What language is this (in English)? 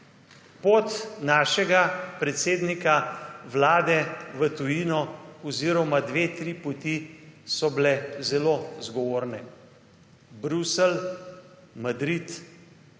Slovenian